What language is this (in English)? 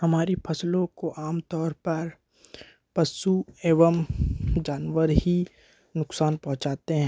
Hindi